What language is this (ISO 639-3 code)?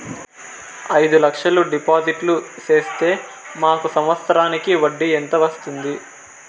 tel